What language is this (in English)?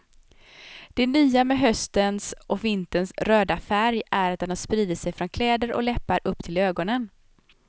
Swedish